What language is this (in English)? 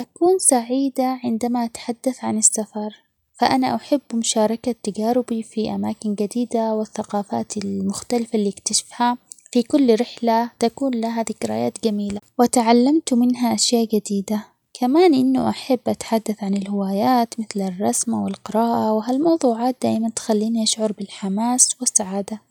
Omani Arabic